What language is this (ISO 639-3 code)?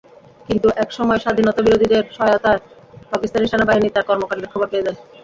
ben